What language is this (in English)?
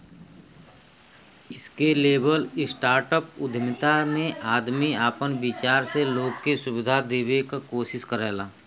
Bhojpuri